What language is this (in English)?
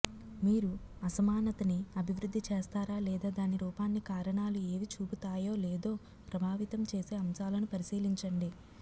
Telugu